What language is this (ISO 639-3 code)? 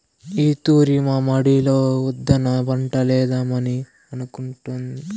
tel